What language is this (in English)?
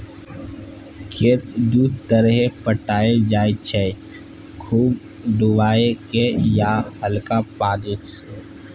Maithili